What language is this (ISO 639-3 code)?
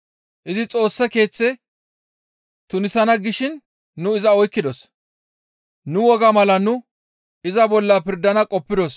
gmv